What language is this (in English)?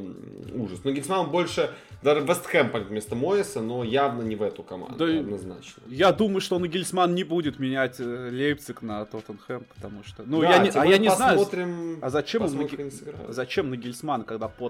Russian